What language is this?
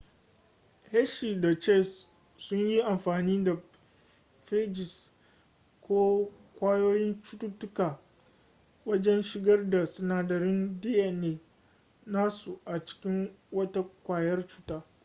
Hausa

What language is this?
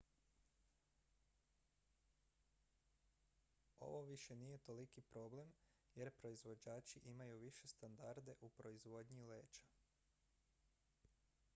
Croatian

